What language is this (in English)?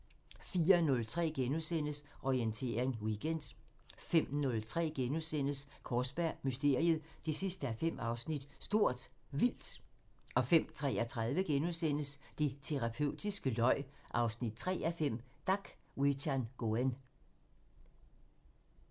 Danish